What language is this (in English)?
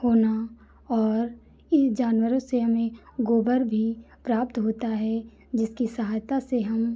Hindi